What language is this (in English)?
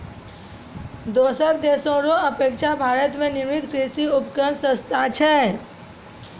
Maithili